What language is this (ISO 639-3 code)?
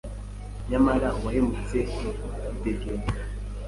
kin